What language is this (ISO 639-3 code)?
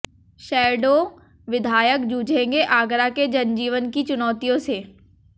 hin